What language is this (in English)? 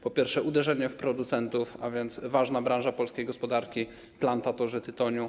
Polish